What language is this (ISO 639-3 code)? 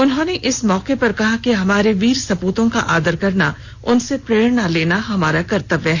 hin